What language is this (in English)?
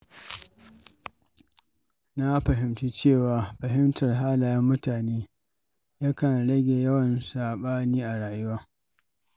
Hausa